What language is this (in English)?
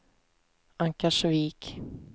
Swedish